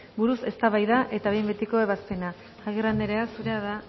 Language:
Basque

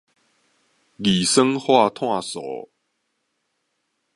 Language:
Min Nan Chinese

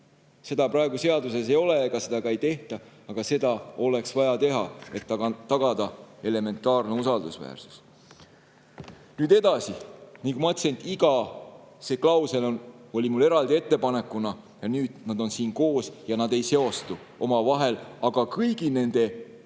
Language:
Estonian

